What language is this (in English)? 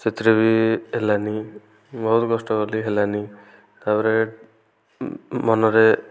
Odia